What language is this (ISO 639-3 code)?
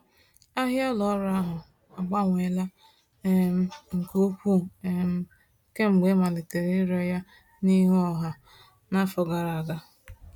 ibo